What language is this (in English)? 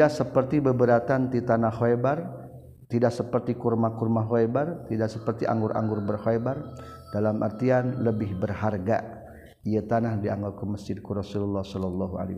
Malay